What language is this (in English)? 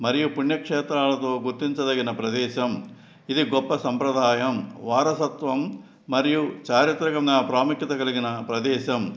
Telugu